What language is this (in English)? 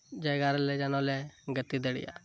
Santali